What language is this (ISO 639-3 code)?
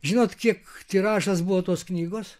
lit